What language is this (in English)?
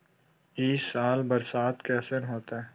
Magahi